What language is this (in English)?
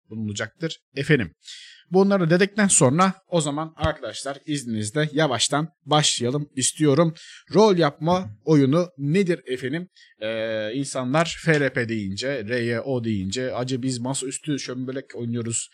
Turkish